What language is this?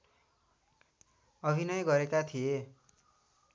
Nepali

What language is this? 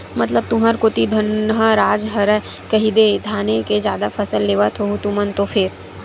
Chhattisgarhi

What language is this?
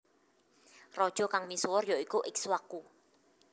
Javanese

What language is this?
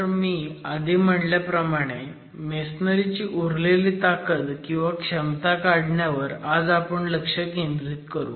Marathi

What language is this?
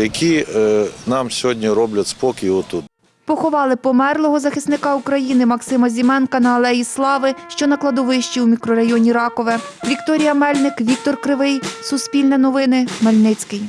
Ukrainian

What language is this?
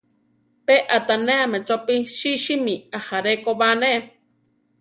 Central Tarahumara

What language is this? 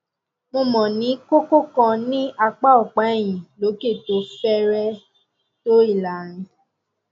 Yoruba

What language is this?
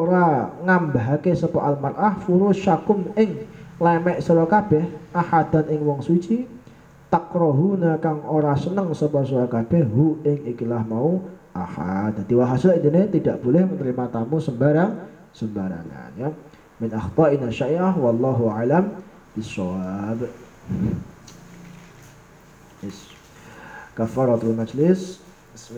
Indonesian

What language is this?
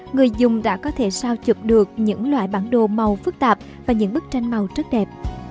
Vietnamese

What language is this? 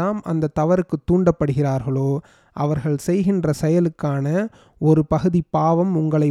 Tamil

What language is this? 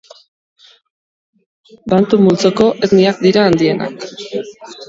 Basque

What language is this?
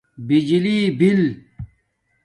Domaaki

